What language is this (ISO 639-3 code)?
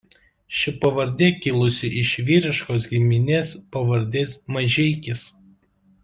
lit